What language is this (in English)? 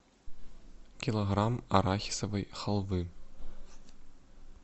Russian